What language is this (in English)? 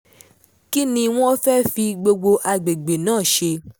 Yoruba